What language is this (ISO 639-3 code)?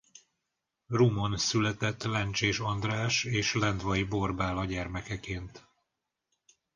hun